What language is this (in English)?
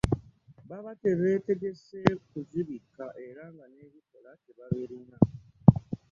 Ganda